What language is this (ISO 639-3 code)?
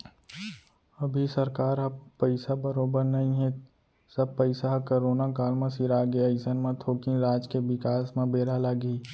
hne